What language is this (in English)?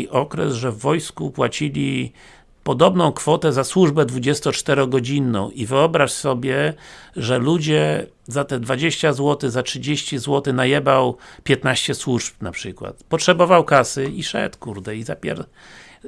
Polish